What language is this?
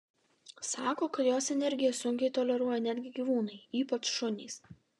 Lithuanian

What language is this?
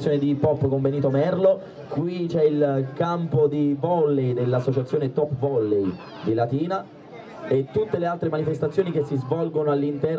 Italian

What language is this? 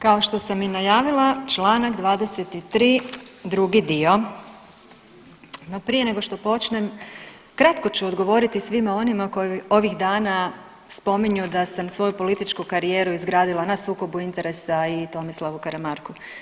Croatian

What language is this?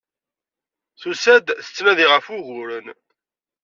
Kabyle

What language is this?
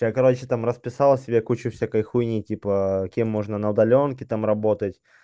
Russian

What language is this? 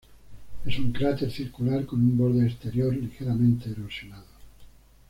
Spanish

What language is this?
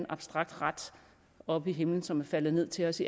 Danish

